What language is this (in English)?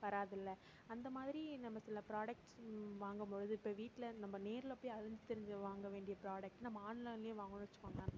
Tamil